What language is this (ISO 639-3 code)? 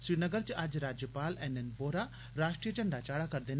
doi